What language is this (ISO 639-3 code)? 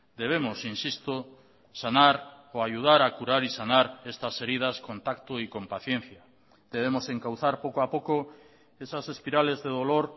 spa